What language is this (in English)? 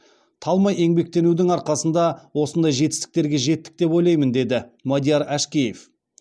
Kazakh